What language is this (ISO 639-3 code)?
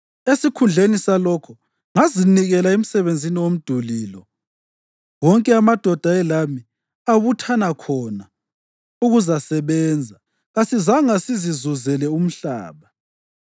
nde